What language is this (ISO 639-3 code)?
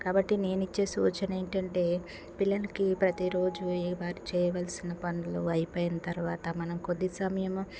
tel